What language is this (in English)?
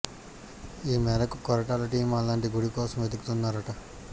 Telugu